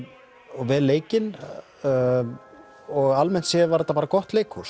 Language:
Icelandic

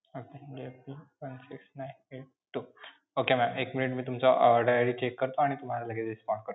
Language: Marathi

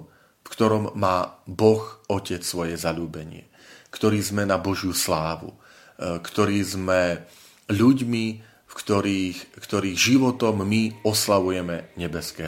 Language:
Slovak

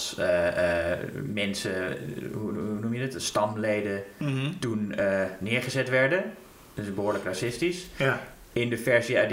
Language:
Dutch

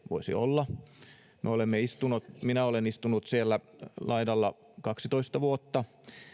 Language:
Finnish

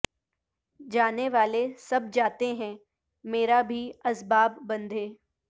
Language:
Urdu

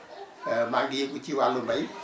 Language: Wolof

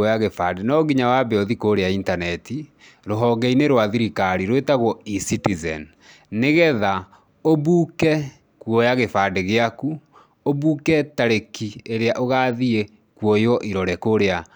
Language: Kikuyu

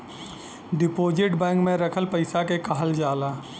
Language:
Bhojpuri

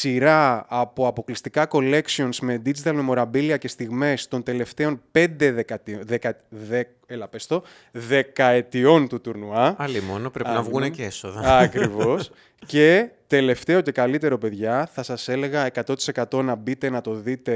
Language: Greek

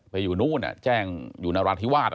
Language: Thai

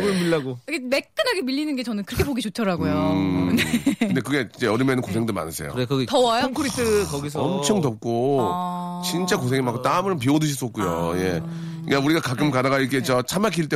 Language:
Korean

